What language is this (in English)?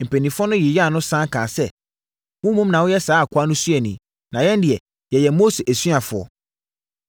Akan